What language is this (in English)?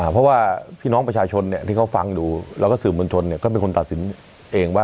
Thai